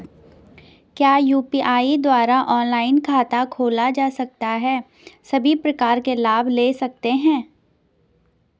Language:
Hindi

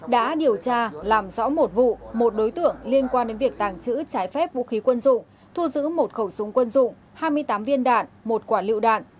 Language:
Vietnamese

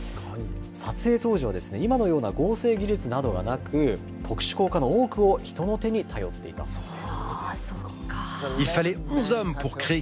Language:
Japanese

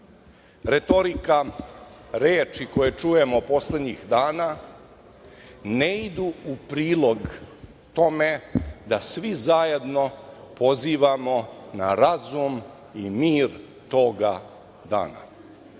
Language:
Serbian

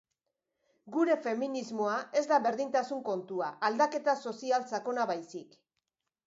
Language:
Basque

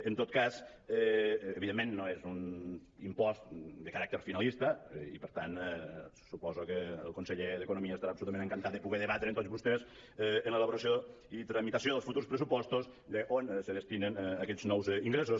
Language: Catalan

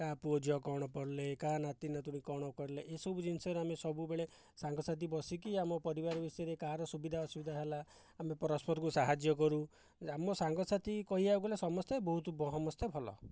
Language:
Odia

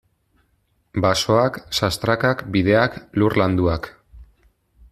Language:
Basque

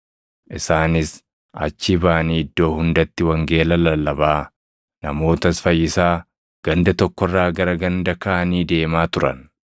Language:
Oromo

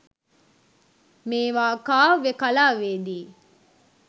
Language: Sinhala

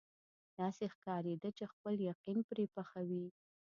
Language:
Pashto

